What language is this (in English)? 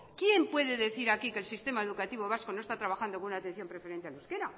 Spanish